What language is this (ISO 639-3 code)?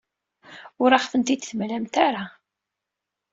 kab